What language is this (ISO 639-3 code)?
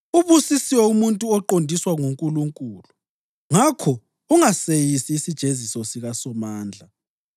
nde